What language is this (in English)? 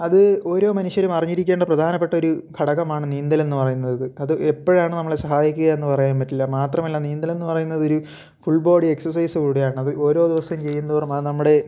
Malayalam